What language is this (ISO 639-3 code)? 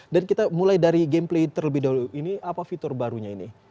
ind